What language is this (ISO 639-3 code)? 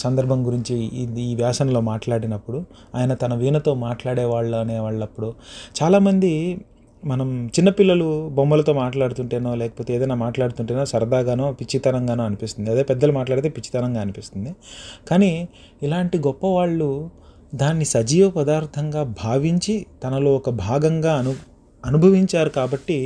tel